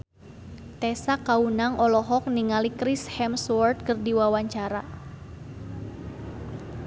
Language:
Sundanese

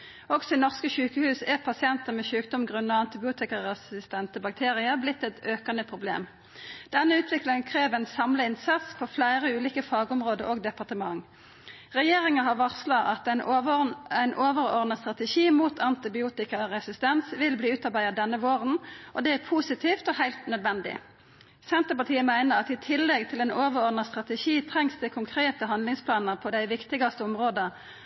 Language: Norwegian Nynorsk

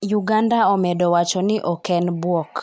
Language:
Luo (Kenya and Tanzania)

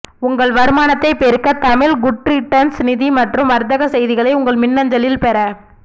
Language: Tamil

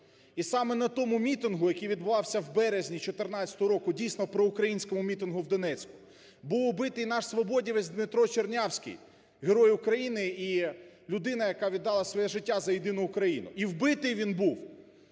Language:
Ukrainian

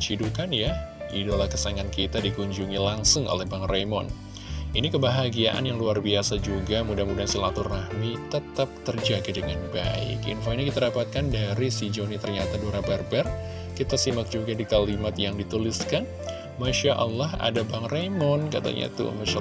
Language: Indonesian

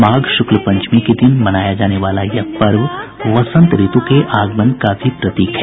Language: Hindi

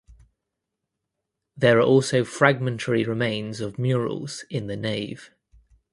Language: English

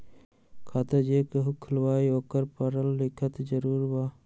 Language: Magahi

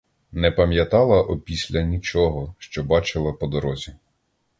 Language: Ukrainian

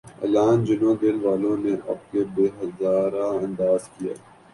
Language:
Urdu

